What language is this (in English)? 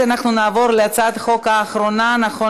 Hebrew